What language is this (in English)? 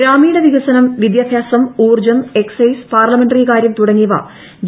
Malayalam